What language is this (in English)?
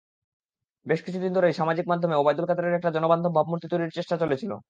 Bangla